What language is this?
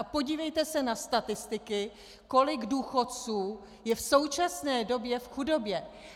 Czech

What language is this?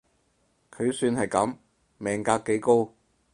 Cantonese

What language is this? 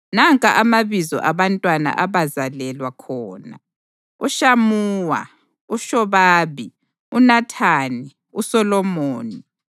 North Ndebele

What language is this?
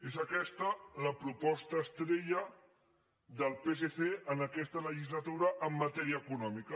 Catalan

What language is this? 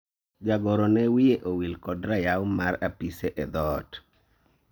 Luo (Kenya and Tanzania)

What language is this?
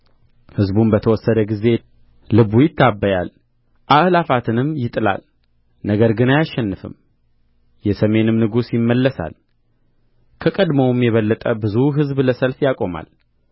Amharic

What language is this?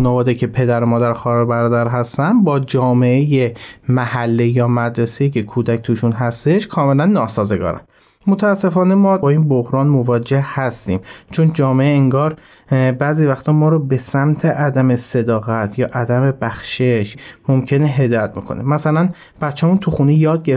Persian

